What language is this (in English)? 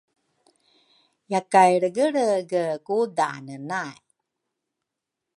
Rukai